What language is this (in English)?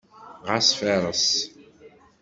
Kabyle